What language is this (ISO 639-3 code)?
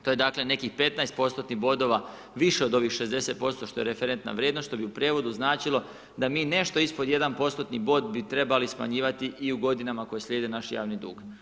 hrv